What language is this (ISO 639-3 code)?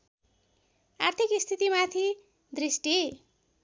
nep